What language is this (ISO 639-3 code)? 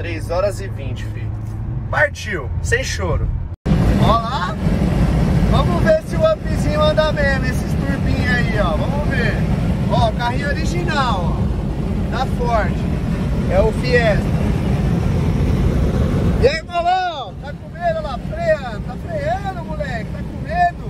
por